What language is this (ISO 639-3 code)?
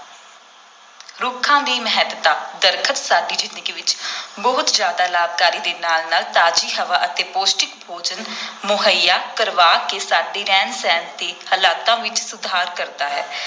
pan